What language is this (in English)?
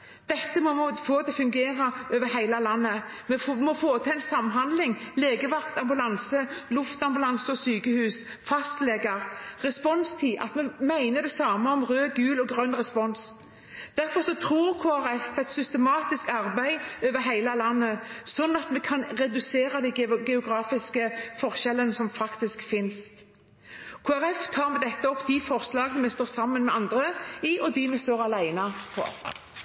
Norwegian